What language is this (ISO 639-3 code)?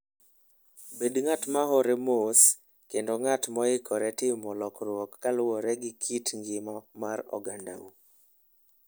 luo